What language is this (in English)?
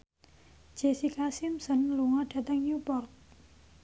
Javanese